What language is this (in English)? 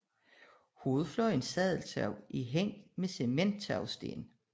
Danish